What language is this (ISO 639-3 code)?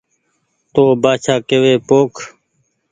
gig